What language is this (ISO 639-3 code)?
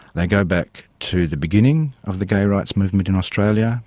eng